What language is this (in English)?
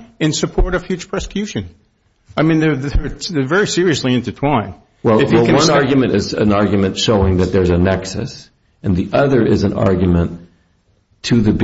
English